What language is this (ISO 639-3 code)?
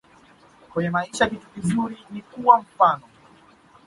swa